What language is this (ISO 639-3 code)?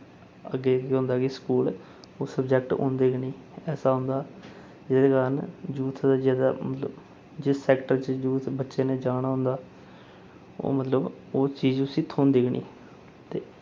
doi